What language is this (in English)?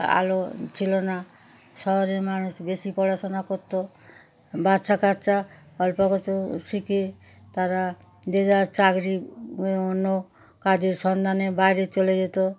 Bangla